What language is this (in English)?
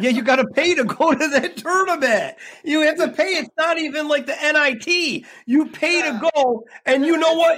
English